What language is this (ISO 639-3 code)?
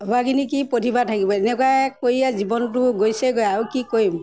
asm